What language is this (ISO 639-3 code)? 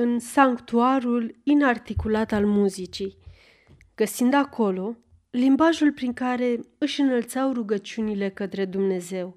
ron